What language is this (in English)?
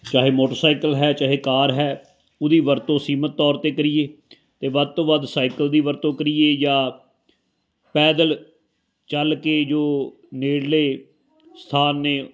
Punjabi